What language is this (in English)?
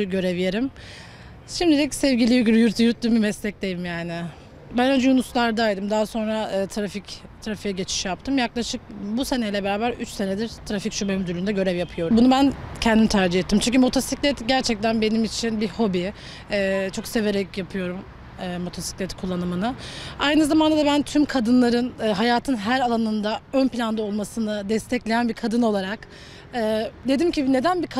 Turkish